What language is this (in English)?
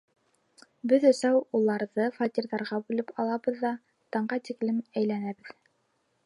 Bashkir